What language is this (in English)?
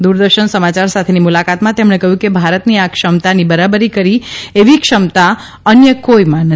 Gujarati